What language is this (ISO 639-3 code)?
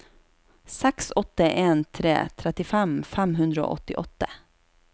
nor